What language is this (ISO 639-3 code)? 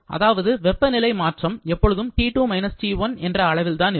tam